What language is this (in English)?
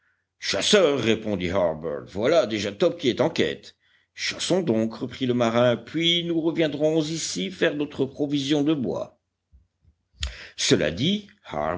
French